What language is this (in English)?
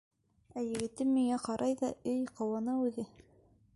Bashkir